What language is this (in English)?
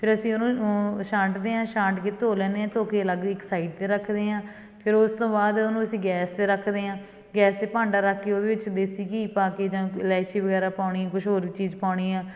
Punjabi